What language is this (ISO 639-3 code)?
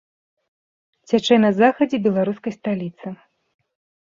bel